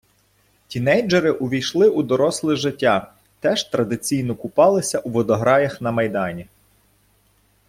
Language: Ukrainian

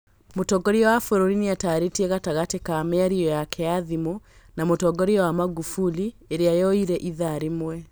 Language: Kikuyu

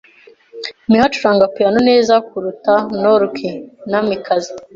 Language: Kinyarwanda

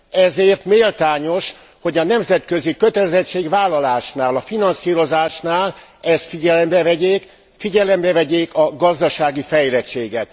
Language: Hungarian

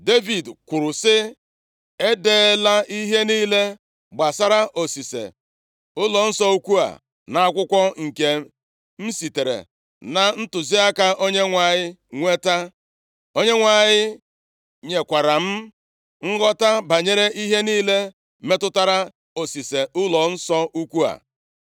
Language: Igbo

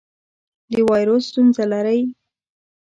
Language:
Pashto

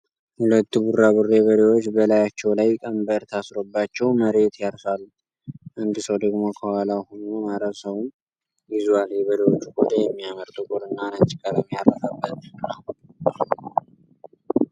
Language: Amharic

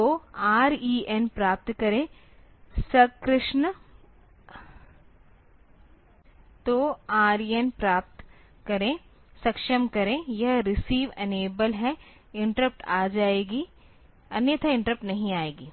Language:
Hindi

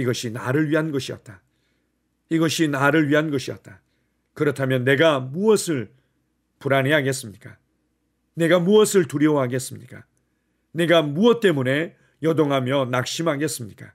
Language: Korean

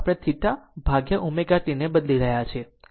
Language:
Gujarati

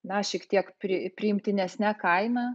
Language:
Lithuanian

